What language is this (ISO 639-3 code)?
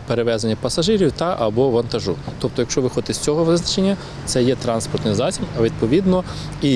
ukr